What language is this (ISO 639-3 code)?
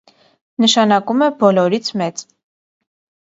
hye